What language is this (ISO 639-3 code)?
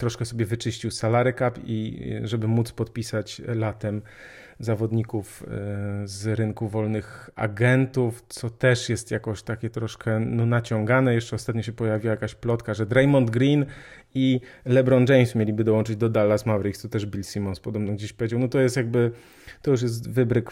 pol